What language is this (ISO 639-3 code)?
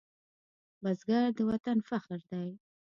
pus